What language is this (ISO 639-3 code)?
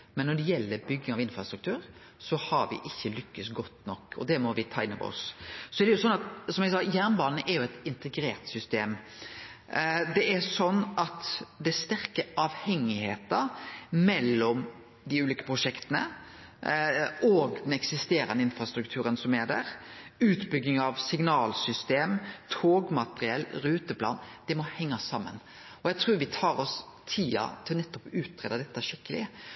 nno